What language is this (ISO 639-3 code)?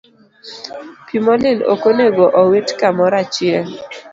luo